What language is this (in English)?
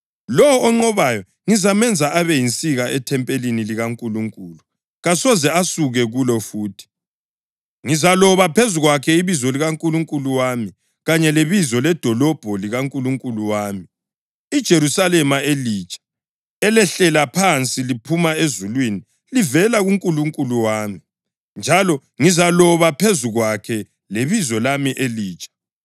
North Ndebele